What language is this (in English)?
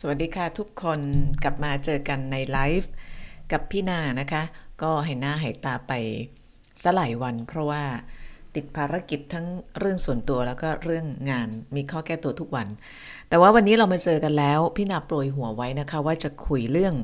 Thai